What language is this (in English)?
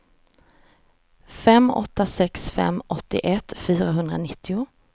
Swedish